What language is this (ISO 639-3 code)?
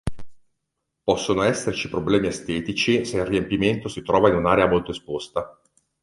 ita